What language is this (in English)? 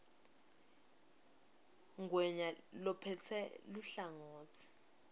Swati